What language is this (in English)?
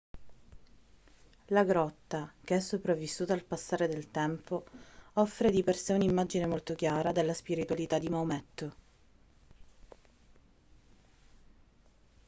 Italian